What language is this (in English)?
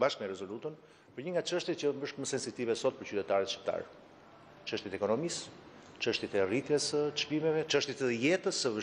Romanian